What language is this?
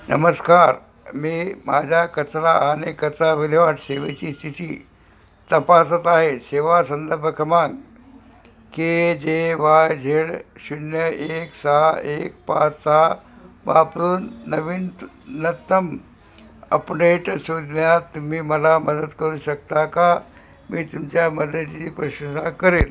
Marathi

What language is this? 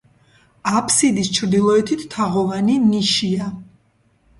Georgian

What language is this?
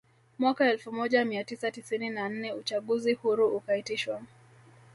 Swahili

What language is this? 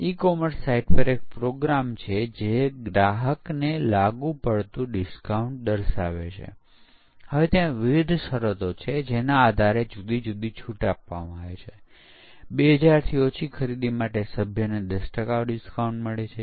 Gujarati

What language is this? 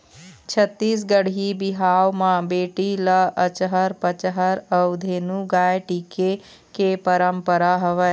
Chhattisgarhi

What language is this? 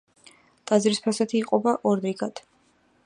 Georgian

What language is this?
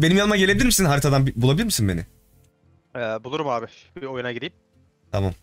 Turkish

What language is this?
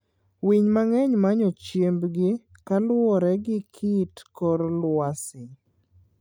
Luo (Kenya and Tanzania)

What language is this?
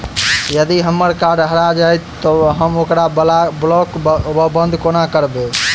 Maithili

